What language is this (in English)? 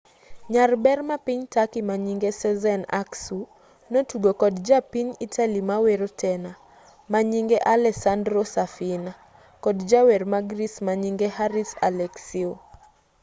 Luo (Kenya and Tanzania)